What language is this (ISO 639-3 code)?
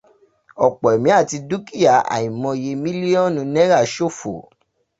yor